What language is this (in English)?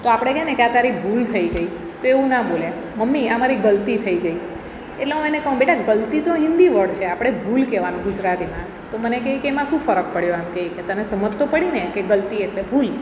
Gujarati